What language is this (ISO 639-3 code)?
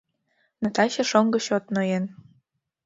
chm